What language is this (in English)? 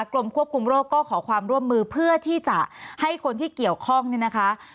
Thai